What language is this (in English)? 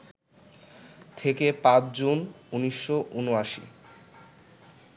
Bangla